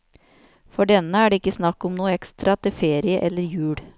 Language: Norwegian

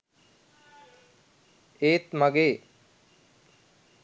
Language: Sinhala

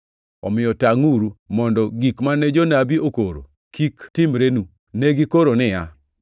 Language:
Luo (Kenya and Tanzania)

